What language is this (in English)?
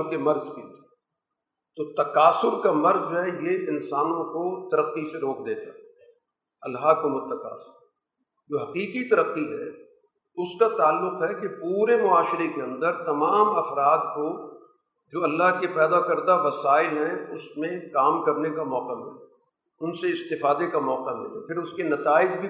Urdu